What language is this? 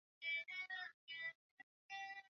Swahili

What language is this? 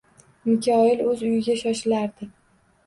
Uzbek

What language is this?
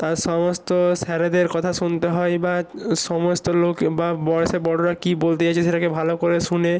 Bangla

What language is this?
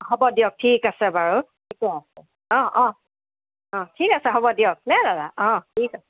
Assamese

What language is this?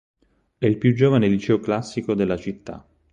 Italian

